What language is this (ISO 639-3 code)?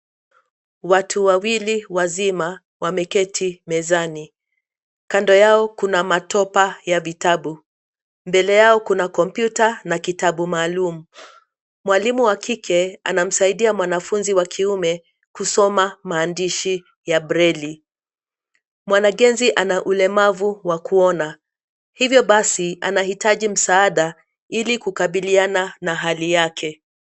swa